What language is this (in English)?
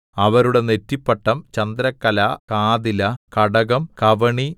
Malayalam